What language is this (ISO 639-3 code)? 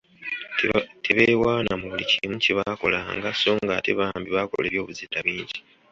lug